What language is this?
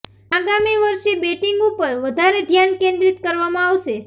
Gujarati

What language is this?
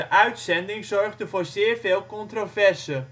Dutch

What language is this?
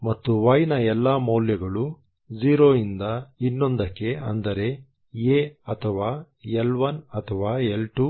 Kannada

